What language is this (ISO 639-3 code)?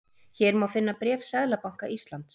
isl